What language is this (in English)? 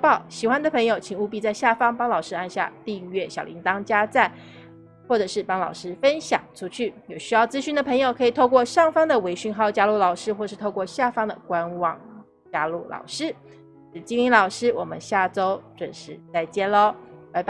Chinese